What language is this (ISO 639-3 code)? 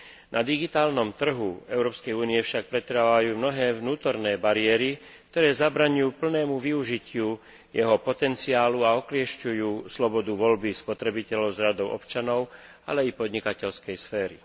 slk